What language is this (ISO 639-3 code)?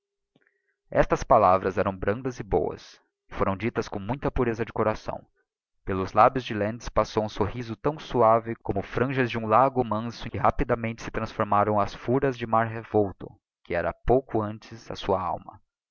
por